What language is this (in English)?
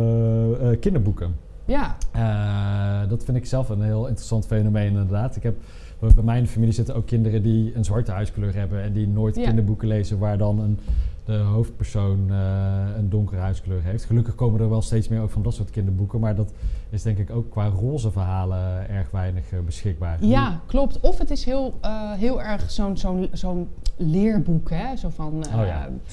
Dutch